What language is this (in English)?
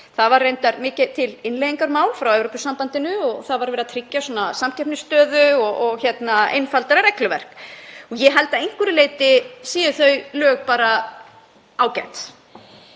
Icelandic